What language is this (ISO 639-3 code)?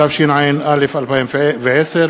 heb